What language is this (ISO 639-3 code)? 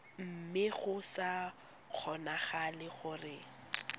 tsn